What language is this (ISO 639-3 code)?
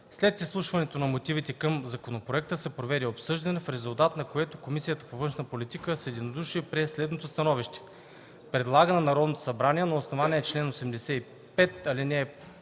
bul